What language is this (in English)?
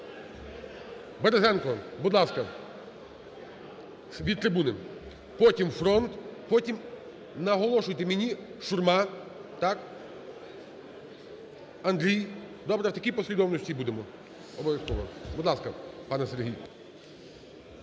Ukrainian